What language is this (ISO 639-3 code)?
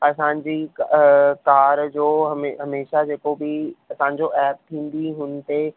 snd